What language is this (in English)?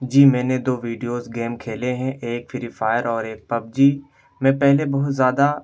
Urdu